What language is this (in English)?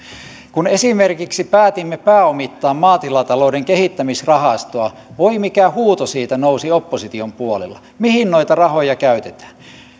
Finnish